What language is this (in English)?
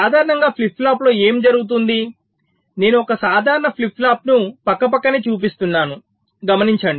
Telugu